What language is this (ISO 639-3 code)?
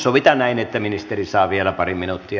fin